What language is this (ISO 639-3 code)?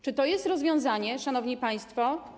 pol